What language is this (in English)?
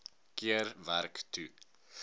Afrikaans